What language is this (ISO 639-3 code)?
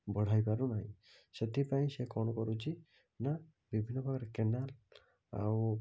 ori